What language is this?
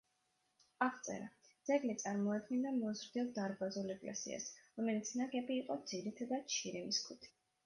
Georgian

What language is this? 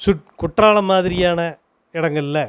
Tamil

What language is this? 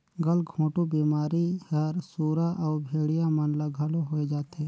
Chhattisgarhi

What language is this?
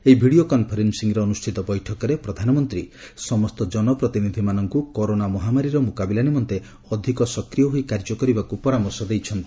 Odia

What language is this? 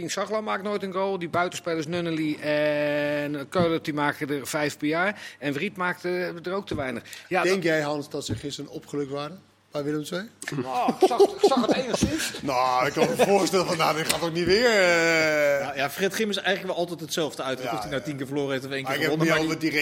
Dutch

